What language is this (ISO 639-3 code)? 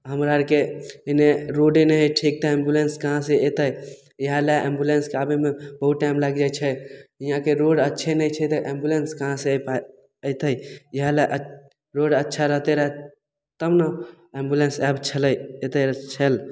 mai